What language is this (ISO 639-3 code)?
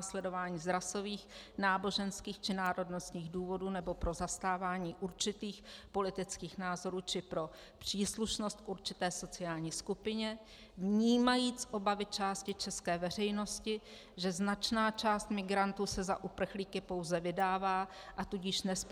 ces